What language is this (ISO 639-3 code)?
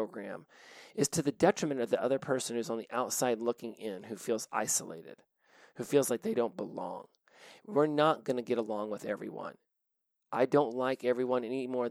eng